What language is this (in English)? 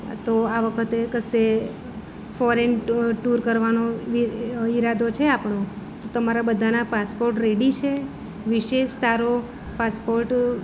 Gujarati